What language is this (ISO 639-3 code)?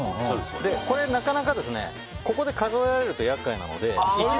jpn